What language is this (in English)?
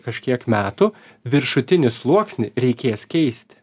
Lithuanian